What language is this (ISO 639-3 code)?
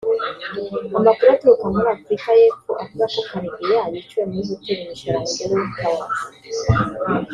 kin